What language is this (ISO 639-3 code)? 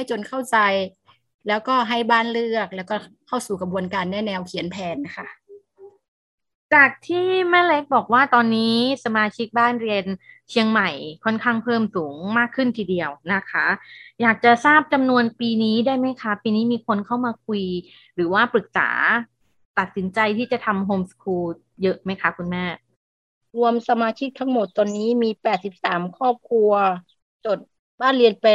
tha